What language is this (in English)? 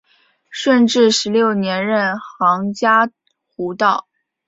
Chinese